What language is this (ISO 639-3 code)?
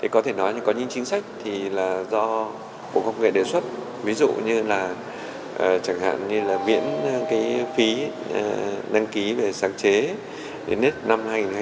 vie